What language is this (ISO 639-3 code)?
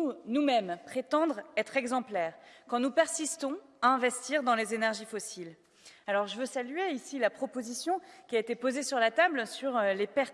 fra